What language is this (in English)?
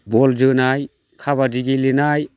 Bodo